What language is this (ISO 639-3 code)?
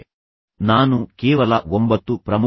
kan